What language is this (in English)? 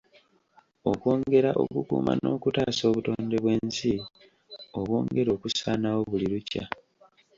Ganda